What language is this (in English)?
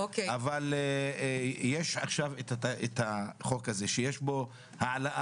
Hebrew